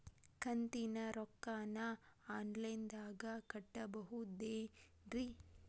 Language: Kannada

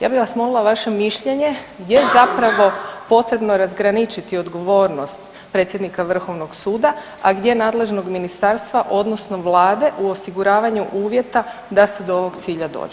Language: Croatian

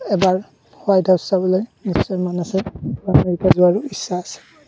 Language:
Assamese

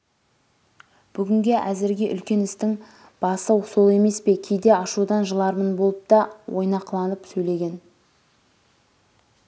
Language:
Kazakh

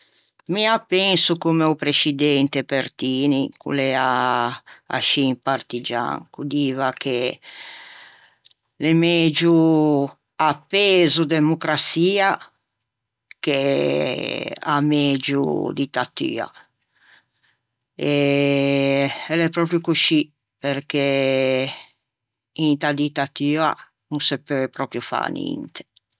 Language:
Ligurian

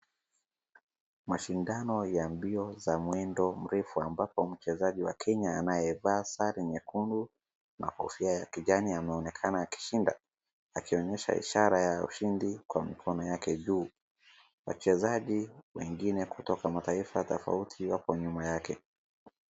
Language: Swahili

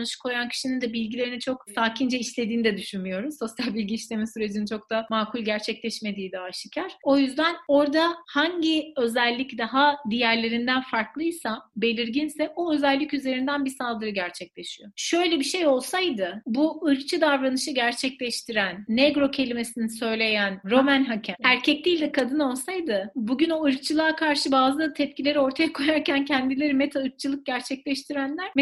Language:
Turkish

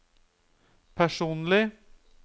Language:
Norwegian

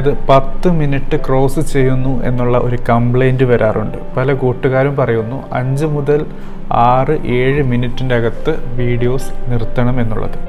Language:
Malayalam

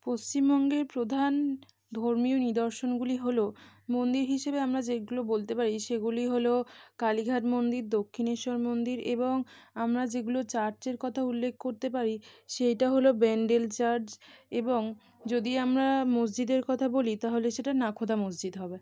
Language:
Bangla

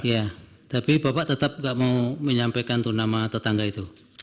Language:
Indonesian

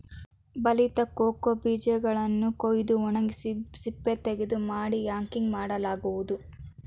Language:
Kannada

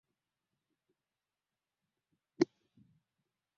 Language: Swahili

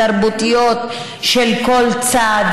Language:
Hebrew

